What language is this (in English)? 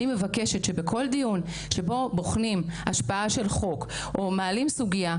Hebrew